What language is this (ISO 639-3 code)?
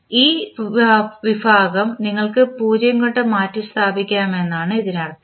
mal